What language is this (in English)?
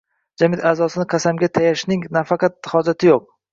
Uzbek